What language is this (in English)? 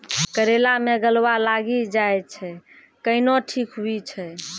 Maithili